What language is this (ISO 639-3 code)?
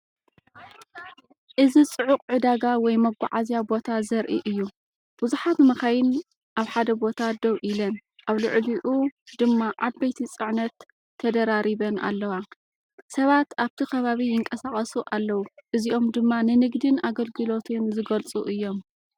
tir